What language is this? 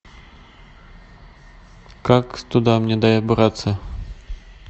Russian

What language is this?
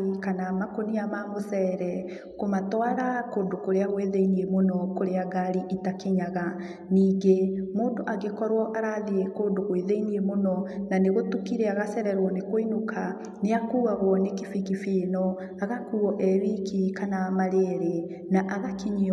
Kikuyu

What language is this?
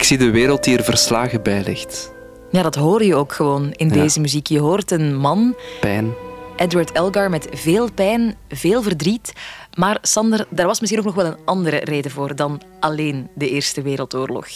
Dutch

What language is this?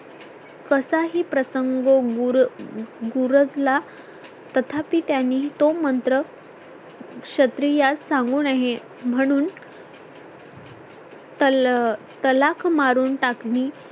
Marathi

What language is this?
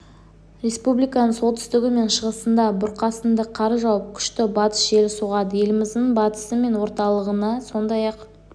Kazakh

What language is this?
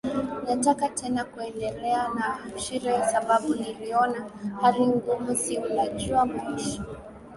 Swahili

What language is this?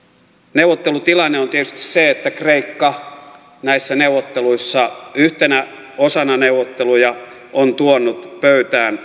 Finnish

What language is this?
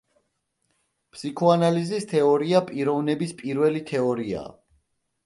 Georgian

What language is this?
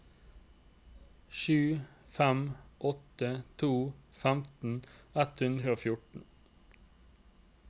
Norwegian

